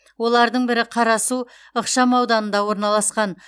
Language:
Kazakh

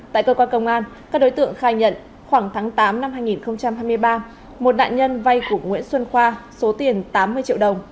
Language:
Vietnamese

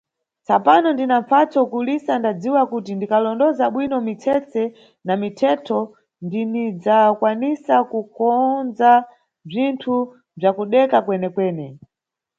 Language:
Nyungwe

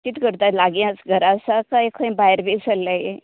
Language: Konkani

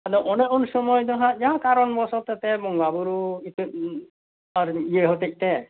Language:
Santali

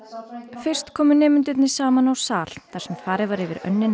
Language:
Icelandic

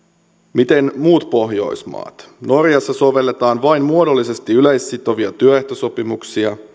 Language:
Finnish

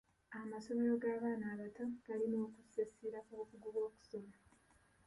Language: Ganda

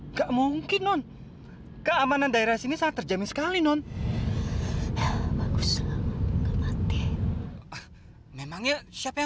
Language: Indonesian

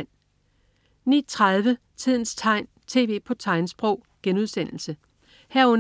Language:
Danish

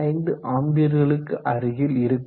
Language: Tamil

